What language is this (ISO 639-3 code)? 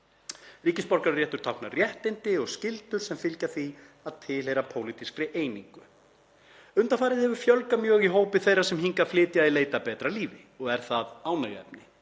isl